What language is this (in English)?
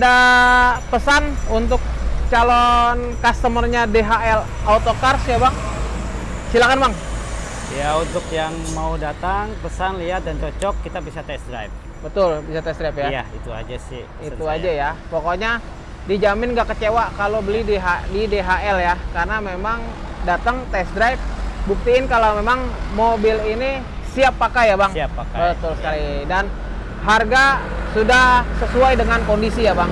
Indonesian